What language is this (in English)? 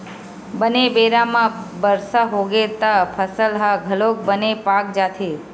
Chhattisgarhi